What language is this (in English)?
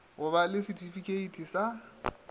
Northern Sotho